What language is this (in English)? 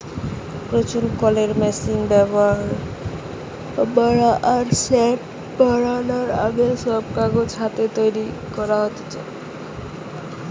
Bangla